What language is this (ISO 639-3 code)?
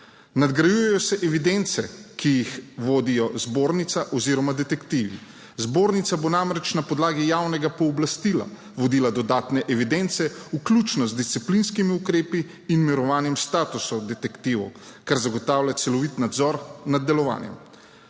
slv